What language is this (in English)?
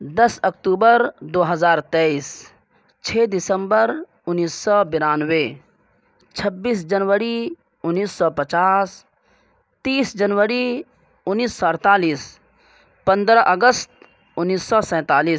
Urdu